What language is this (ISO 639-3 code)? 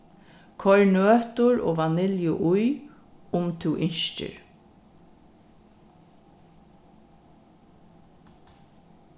fao